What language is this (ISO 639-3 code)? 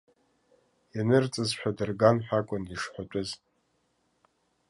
abk